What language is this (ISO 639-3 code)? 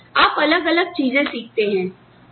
hin